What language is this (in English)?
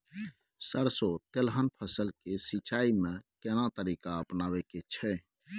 Maithili